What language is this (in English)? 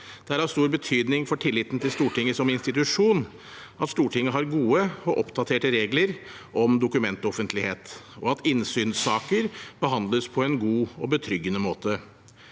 Norwegian